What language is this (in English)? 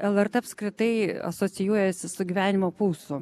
Lithuanian